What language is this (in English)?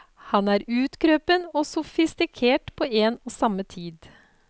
Norwegian